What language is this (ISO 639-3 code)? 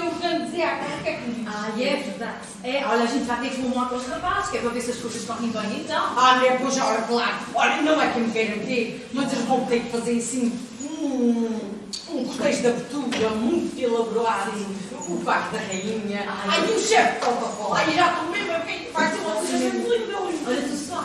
por